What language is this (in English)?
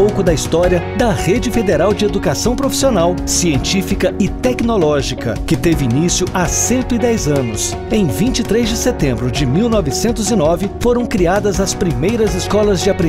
Portuguese